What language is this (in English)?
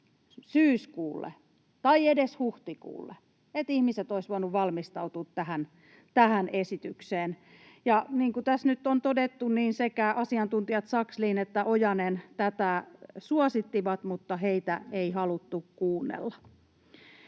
Finnish